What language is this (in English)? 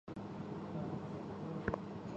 Chinese